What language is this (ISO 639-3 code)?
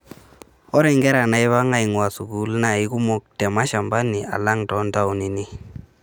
mas